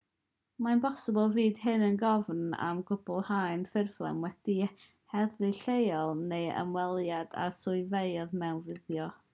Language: Welsh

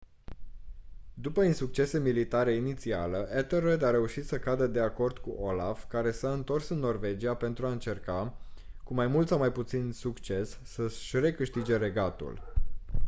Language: Romanian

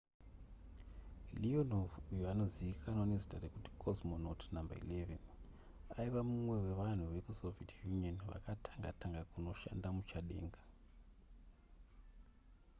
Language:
Shona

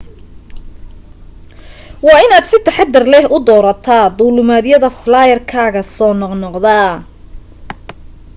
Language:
Somali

